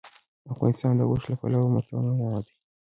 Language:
Pashto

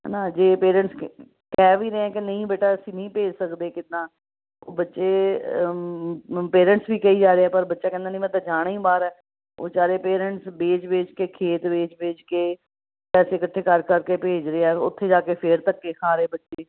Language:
Punjabi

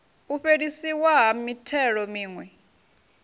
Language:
Venda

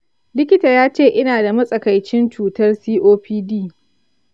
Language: Hausa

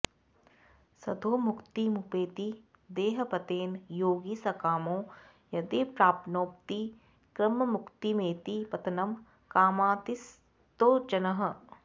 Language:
Sanskrit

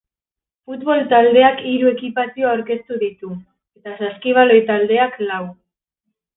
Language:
Basque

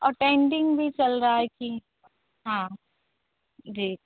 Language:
Hindi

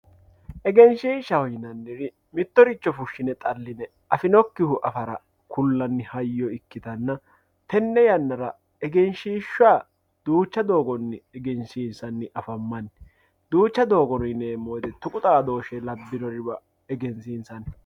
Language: Sidamo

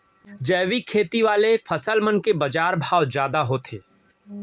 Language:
Chhattisgarhi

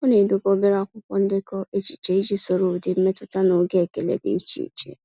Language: Igbo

